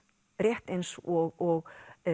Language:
Icelandic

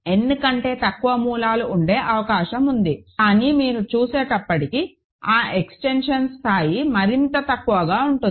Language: Telugu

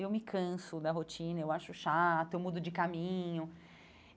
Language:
Portuguese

